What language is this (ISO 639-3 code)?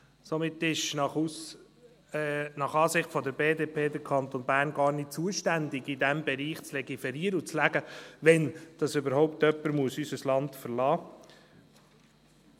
gsw